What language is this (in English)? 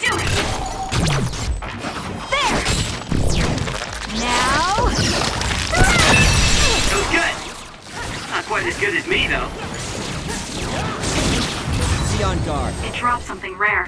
English